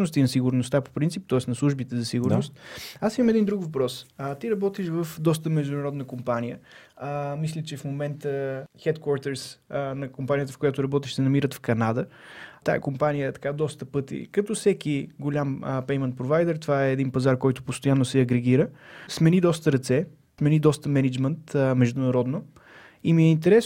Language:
Bulgarian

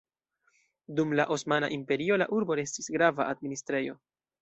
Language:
Esperanto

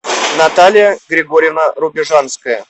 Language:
Russian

